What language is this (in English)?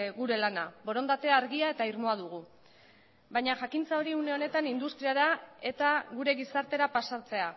Basque